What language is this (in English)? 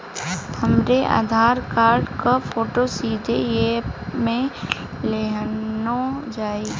Bhojpuri